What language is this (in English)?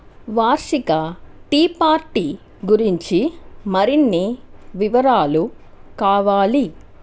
Telugu